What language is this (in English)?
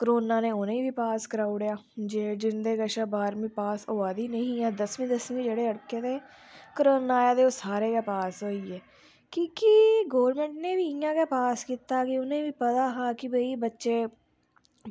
Dogri